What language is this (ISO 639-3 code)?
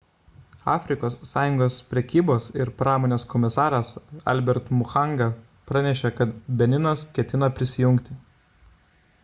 lit